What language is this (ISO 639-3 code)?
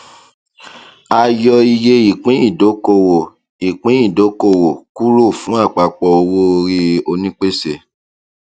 yor